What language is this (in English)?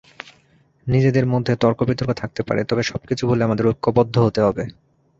Bangla